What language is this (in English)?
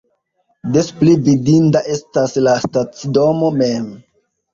Esperanto